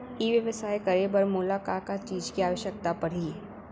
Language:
Chhattisgarhi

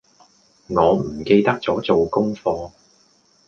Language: Cantonese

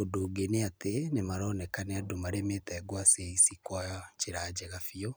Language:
Kikuyu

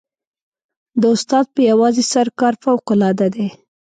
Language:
Pashto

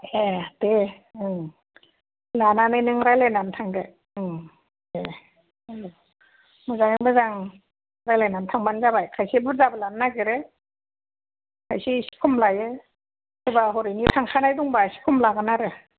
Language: Bodo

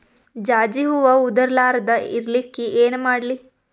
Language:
Kannada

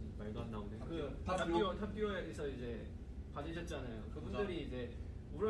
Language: Korean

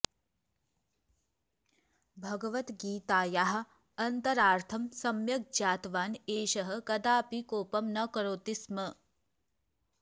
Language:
Sanskrit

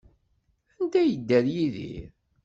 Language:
Kabyle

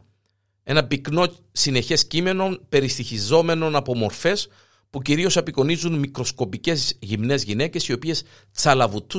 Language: Greek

